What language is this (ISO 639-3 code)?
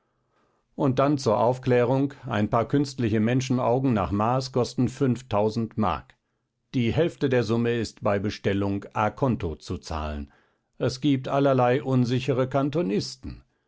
deu